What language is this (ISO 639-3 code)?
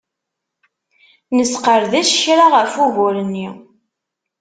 kab